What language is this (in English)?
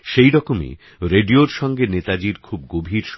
Bangla